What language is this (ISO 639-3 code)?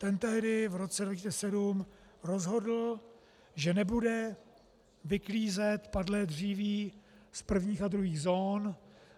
ces